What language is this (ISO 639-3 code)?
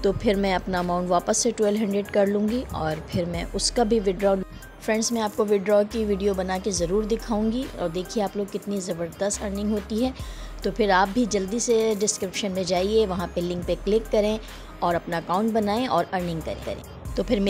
hin